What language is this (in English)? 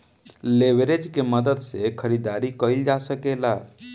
Bhojpuri